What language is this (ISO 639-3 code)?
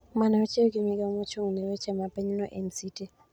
luo